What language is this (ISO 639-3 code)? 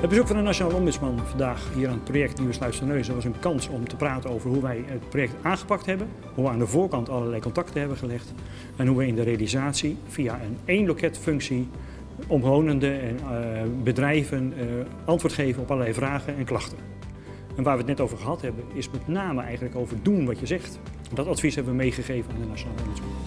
nld